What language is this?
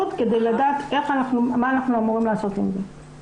Hebrew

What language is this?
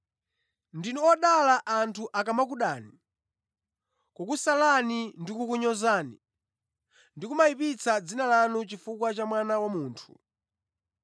Nyanja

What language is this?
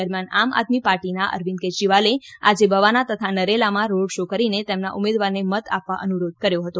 Gujarati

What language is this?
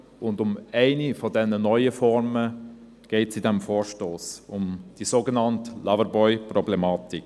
Swiss German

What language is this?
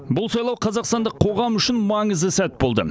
Kazakh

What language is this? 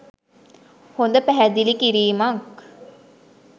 Sinhala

